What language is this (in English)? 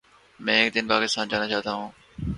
Urdu